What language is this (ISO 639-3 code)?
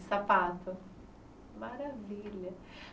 por